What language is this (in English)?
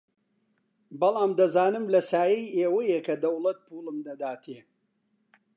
Central Kurdish